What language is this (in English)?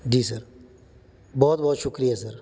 Punjabi